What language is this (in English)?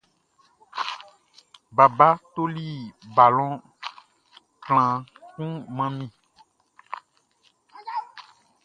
Baoulé